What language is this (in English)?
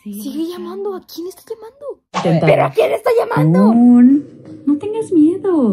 Spanish